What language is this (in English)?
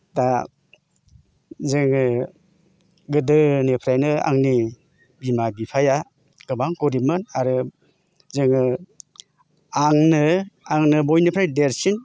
Bodo